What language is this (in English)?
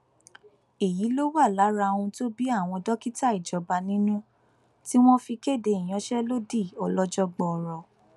Yoruba